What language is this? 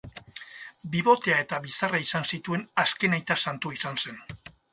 Basque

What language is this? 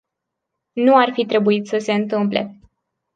Romanian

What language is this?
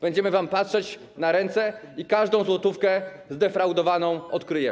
Polish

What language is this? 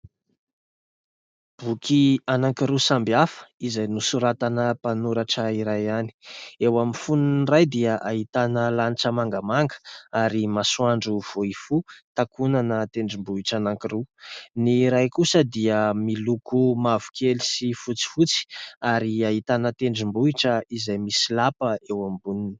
Malagasy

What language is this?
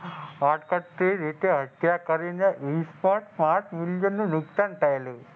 Gujarati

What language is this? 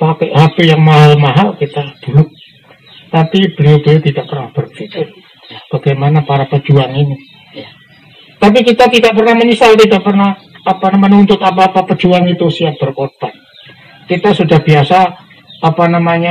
Indonesian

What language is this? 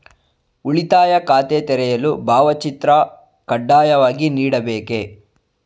Kannada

